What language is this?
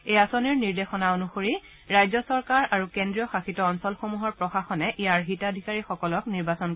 Assamese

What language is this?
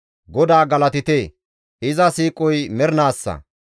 Gamo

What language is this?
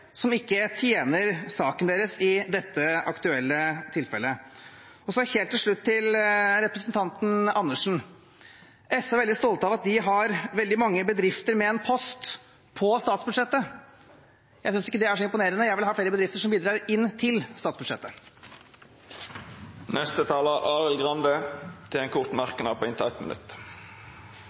Norwegian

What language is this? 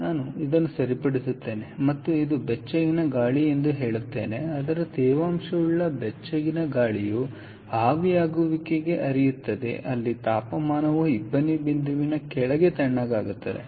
Kannada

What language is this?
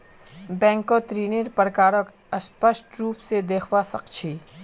Magahi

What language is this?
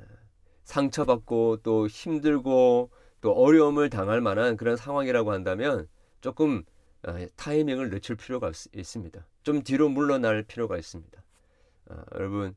Korean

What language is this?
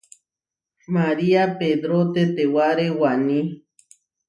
Huarijio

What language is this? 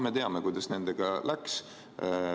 Estonian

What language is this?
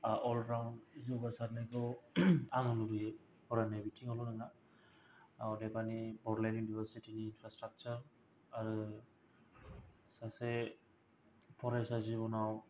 Bodo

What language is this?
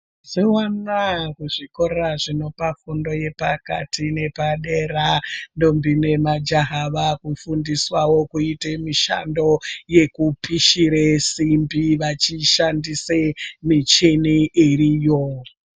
Ndau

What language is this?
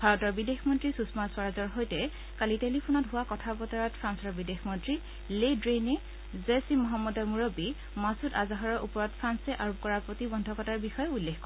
Assamese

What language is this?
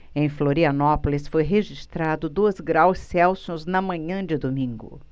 Portuguese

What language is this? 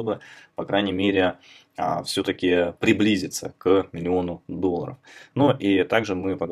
Russian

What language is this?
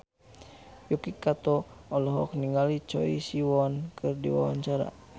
Sundanese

